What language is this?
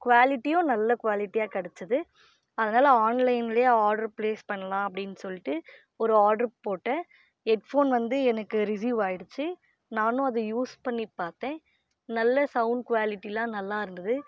Tamil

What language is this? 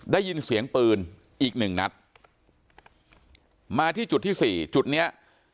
Thai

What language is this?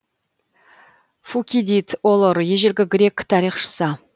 Kazakh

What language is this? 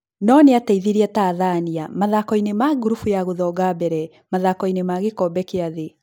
Kikuyu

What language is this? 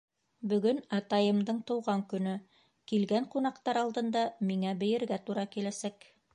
Bashkir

